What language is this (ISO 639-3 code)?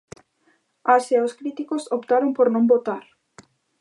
glg